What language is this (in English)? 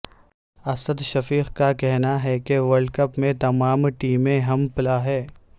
Urdu